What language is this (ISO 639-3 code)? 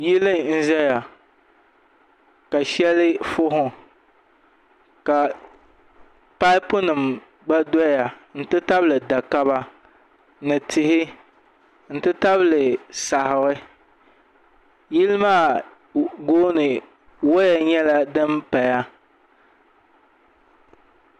dag